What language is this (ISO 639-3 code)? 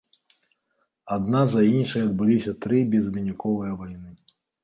bel